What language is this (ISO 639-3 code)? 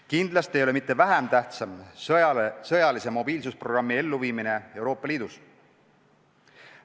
est